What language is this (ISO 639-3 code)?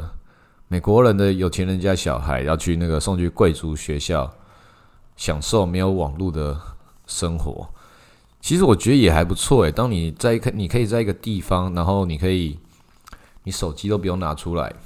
zho